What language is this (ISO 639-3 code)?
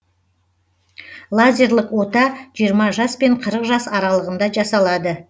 kaz